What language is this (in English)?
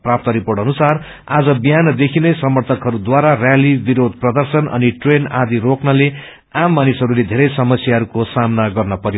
Nepali